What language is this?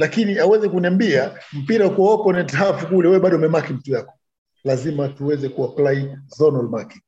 Swahili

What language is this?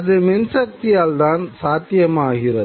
Tamil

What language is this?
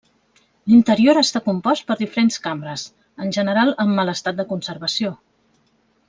Catalan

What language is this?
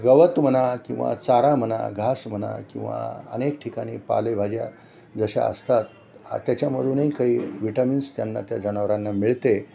Marathi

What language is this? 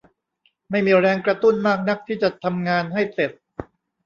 Thai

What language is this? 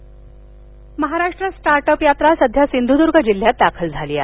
Marathi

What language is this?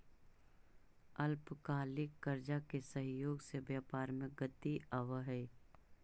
Magahi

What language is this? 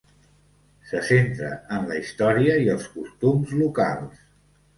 Catalan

